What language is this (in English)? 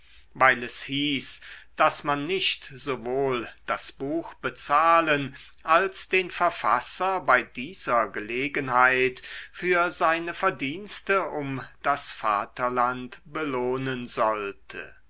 German